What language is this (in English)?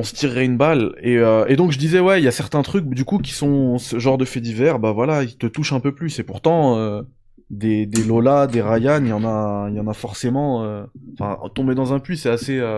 French